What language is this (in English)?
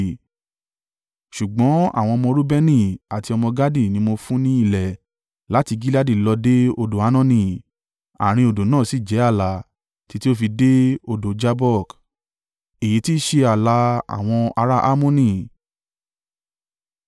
Yoruba